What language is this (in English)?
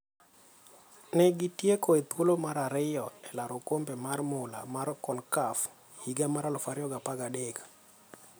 Luo (Kenya and Tanzania)